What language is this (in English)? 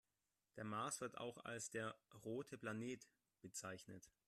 German